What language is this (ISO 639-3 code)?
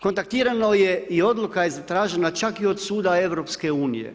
hrv